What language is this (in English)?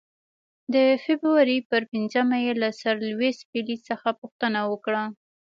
Pashto